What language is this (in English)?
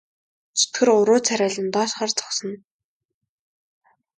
Mongolian